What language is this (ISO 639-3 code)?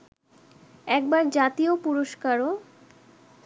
ben